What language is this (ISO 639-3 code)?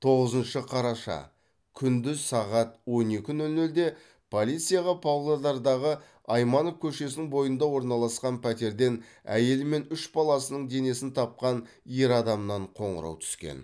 kaz